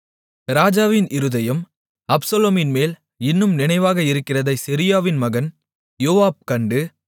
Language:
Tamil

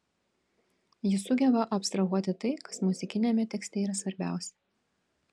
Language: Lithuanian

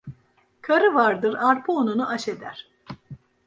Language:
Turkish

